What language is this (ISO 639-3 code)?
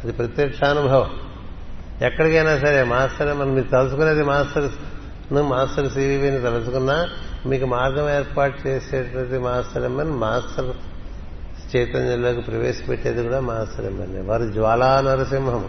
tel